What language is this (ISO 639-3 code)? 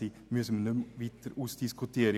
gsw